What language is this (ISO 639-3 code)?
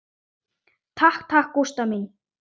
isl